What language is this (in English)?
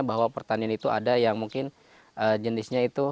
Indonesian